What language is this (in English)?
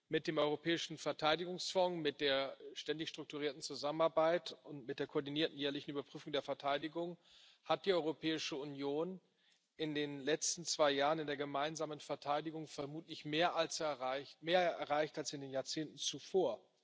German